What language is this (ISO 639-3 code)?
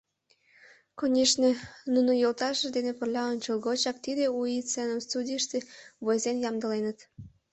chm